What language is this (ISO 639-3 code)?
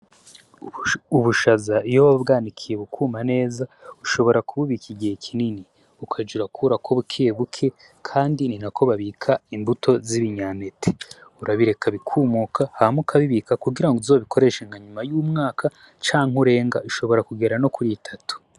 run